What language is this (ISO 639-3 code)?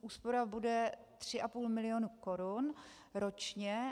ces